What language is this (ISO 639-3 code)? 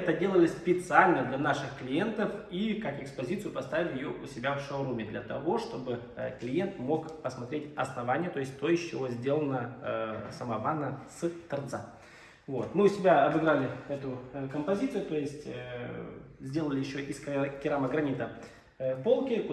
rus